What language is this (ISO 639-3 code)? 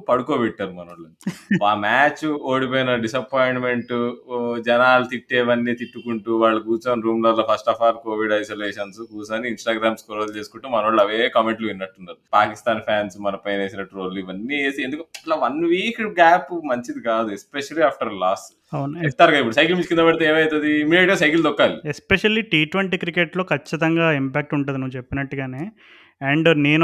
tel